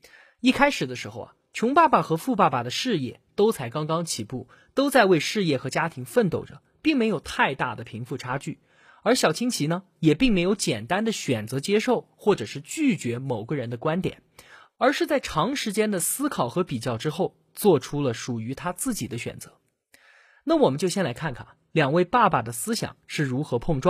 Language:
Chinese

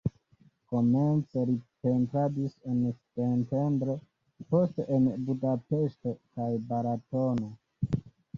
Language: Esperanto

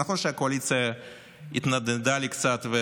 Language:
Hebrew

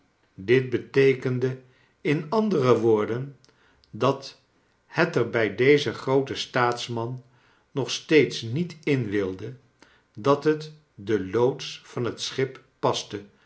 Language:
Dutch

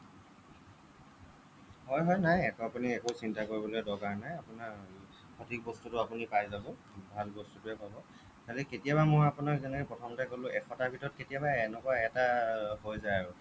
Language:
Assamese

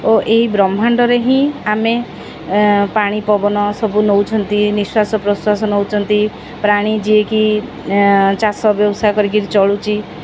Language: Odia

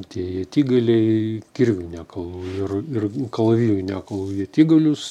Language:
Lithuanian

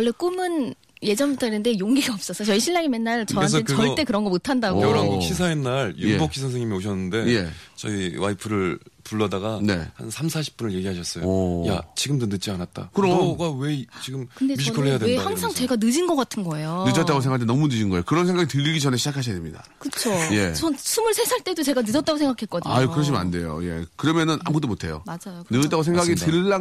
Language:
Korean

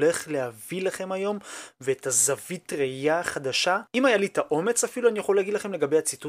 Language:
Hebrew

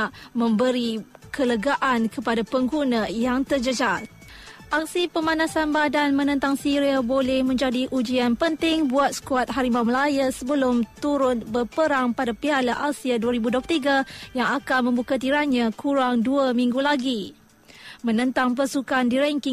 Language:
Malay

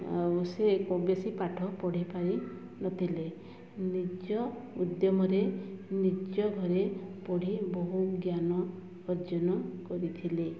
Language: Odia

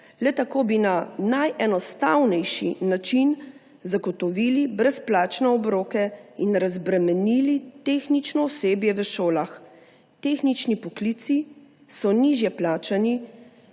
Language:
Slovenian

